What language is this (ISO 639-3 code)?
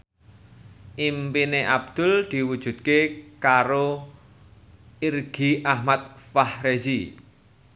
jav